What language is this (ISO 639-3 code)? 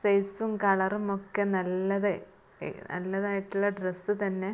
mal